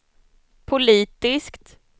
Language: Swedish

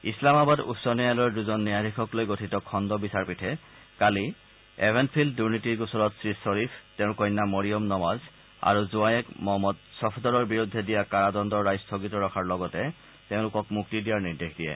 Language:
Assamese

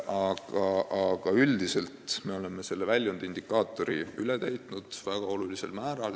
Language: Estonian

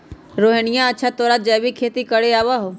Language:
Magahi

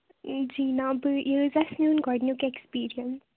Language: Kashmiri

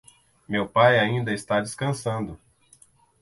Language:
Portuguese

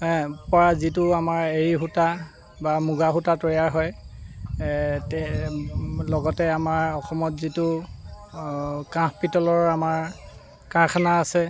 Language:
Assamese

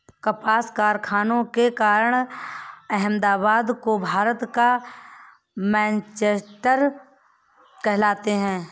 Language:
Hindi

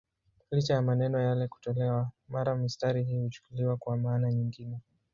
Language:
Swahili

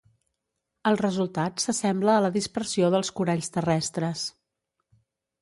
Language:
Catalan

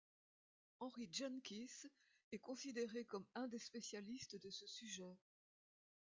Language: French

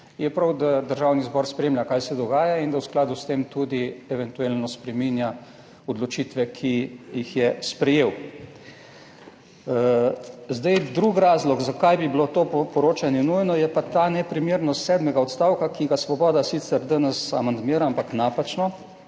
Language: Slovenian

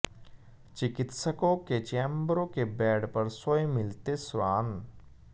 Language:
Hindi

